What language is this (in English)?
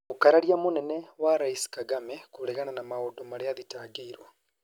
Kikuyu